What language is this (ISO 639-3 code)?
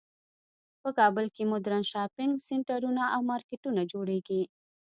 pus